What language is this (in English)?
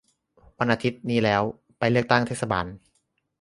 Thai